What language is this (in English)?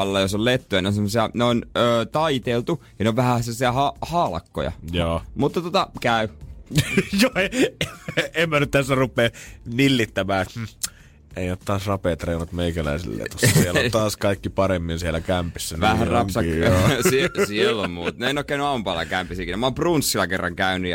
Finnish